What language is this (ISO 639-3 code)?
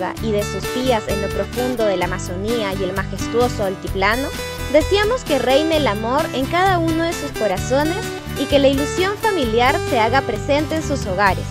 spa